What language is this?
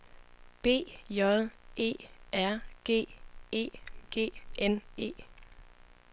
Danish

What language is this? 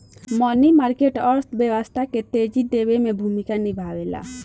Bhojpuri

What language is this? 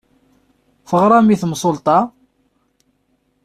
Kabyle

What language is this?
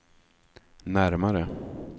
Swedish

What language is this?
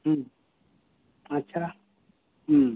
Santali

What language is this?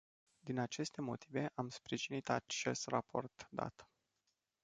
Romanian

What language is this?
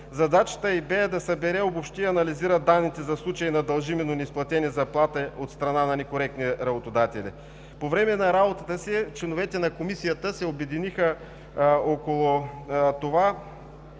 Bulgarian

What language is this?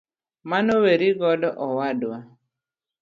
Luo (Kenya and Tanzania)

